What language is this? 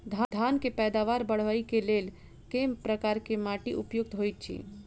Maithili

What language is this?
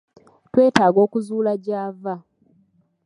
Ganda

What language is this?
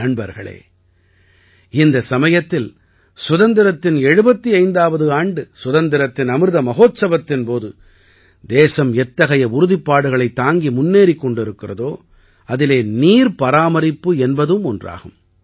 Tamil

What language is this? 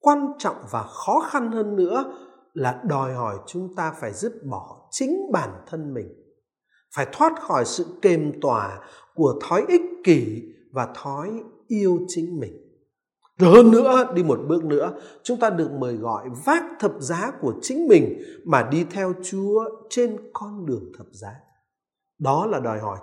Vietnamese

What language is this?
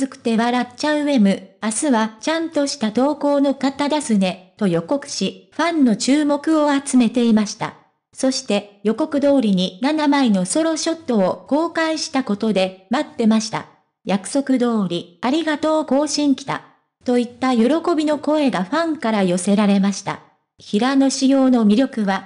Japanese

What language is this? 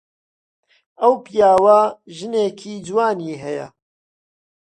Central Kurdish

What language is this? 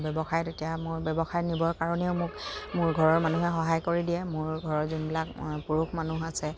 Assamese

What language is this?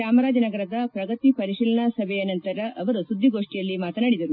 Kannada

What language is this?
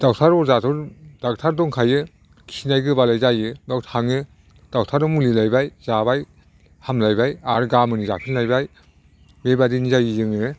Bodo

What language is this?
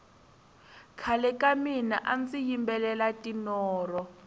Tsonga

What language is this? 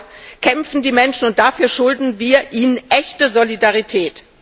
German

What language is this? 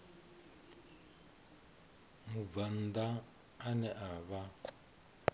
Venda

